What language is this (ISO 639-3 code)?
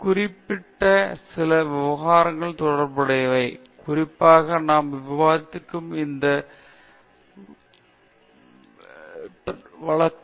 tam